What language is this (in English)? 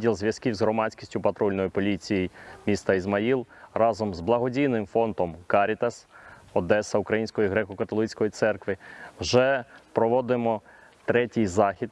Ukrainian